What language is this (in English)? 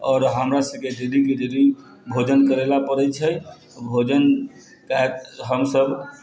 Maithili